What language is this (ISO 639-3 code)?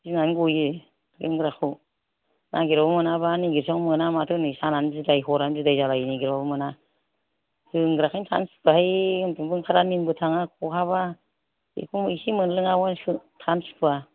brx